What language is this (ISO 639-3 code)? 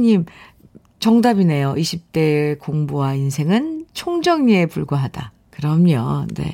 kor